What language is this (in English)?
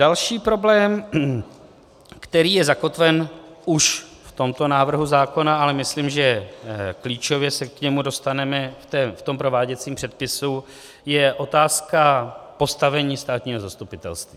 Czech